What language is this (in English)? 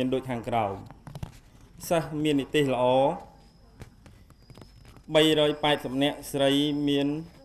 Thai